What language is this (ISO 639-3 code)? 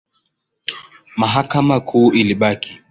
swa